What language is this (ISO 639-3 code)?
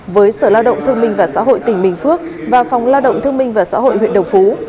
vie